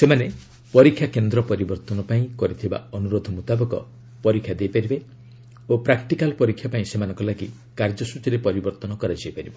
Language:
Odia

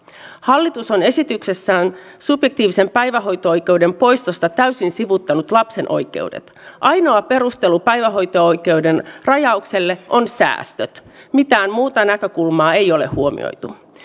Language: Finnish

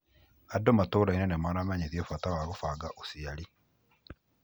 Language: Kikuyu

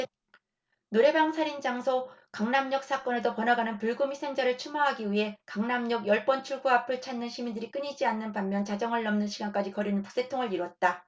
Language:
Korean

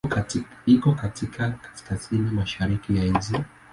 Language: Swahili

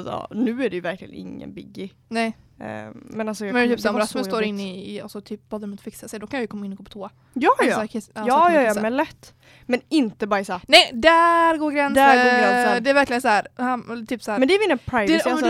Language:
Swedish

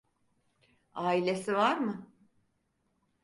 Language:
Turkish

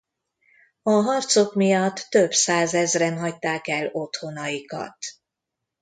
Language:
Hungarian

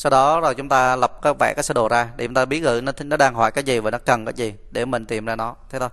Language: Vietnamese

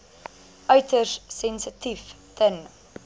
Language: Afrikaans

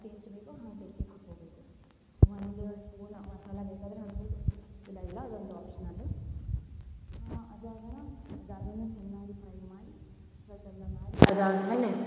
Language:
Kannada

